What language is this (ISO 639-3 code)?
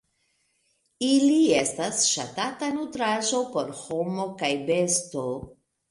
epo